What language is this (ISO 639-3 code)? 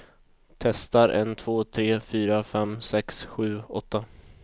swe